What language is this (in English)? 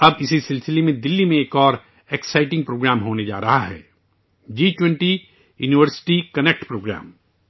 Urdu